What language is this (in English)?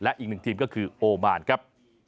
Thai